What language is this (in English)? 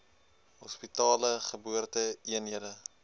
Afrikaans